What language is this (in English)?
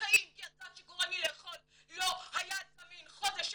Hebrew